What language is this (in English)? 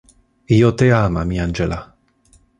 Interlingua